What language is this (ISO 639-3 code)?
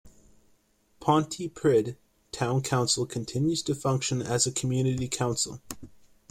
eng